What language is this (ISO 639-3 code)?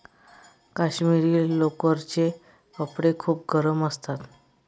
mar